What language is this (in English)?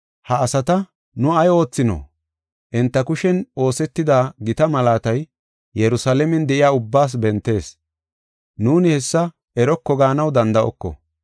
Gofa